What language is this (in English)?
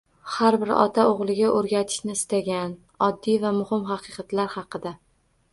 Uzbek